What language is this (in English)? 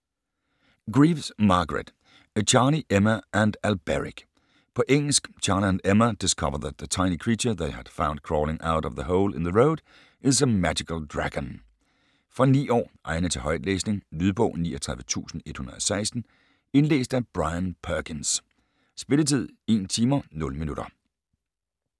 Danish